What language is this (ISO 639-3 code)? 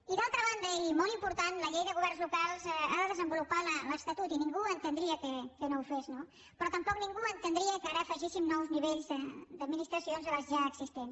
cat